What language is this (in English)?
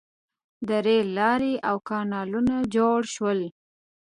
Pashto